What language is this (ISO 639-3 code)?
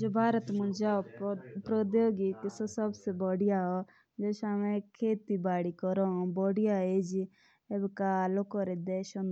jns